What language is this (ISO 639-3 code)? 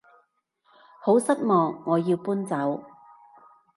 yue